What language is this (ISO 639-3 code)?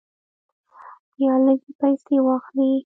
pus